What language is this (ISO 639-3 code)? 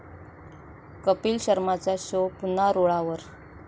mar